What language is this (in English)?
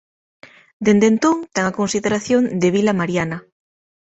Galician